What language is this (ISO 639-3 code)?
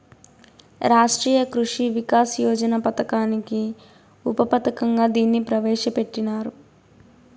tel